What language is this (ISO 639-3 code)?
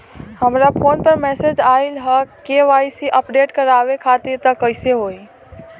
bho